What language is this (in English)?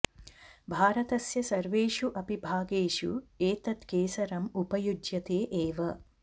Sanskrit